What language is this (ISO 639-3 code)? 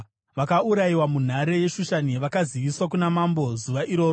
sna